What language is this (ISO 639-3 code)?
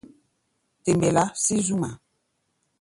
gba